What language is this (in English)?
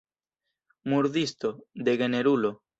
Esperanto